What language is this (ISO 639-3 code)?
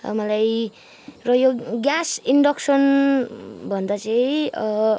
nep